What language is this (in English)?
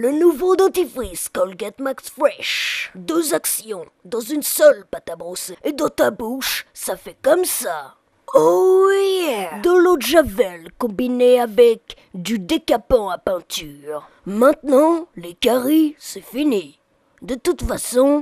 French